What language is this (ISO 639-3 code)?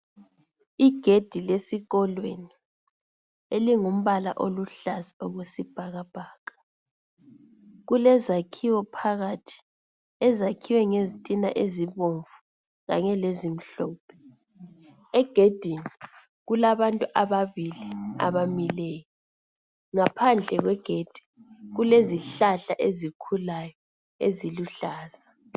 nde